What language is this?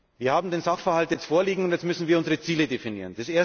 German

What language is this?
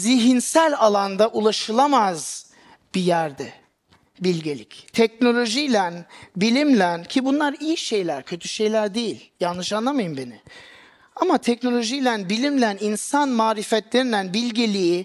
Turkish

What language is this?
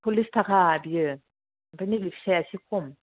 Bodo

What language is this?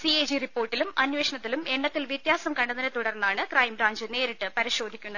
Malayalam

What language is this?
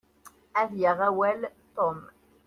Kabyle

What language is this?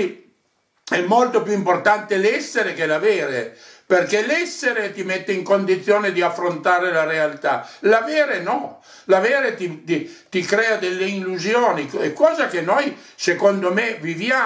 Italian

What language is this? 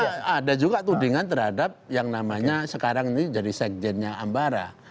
Indonesian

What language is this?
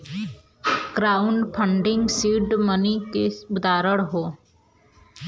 Bhojpuri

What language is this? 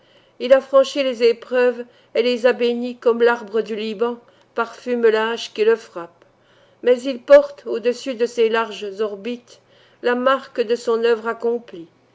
French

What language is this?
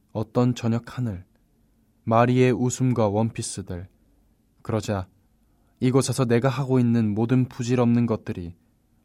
Korean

